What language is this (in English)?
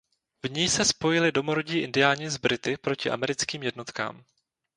Czech